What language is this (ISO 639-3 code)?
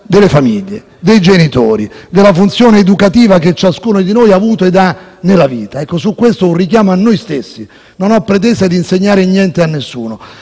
ita